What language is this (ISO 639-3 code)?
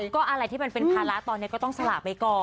tha